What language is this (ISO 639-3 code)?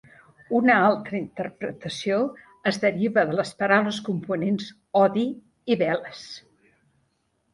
cat